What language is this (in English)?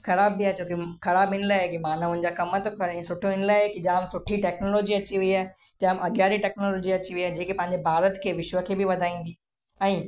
Sindhi